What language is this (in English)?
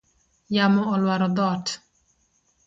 Luo (Kenya and Tanzania)